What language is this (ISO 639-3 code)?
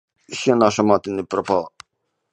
ukr